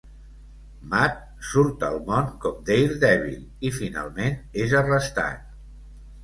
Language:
Catalan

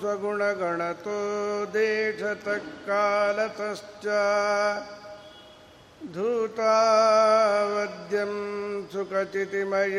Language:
Kannada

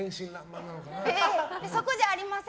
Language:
Japanese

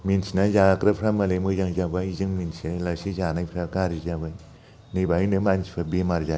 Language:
Bodo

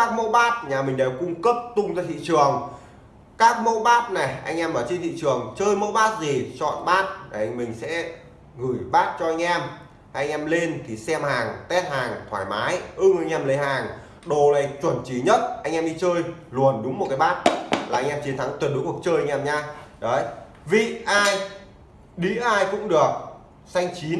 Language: Vietnamese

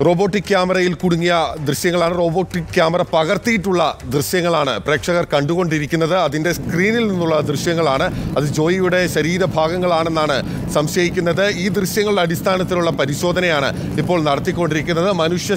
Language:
Malayalam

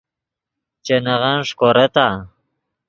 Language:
Yidgha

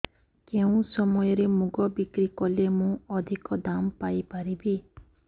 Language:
Odia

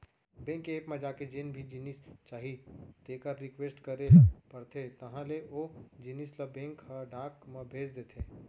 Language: Chhattisgarhi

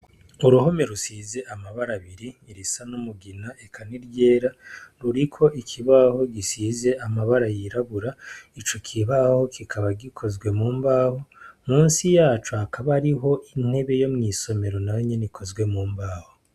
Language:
Rundi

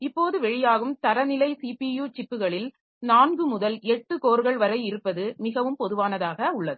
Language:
Tamil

